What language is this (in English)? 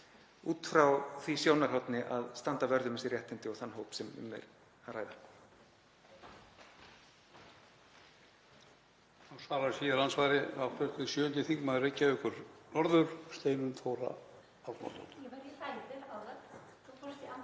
Icelandic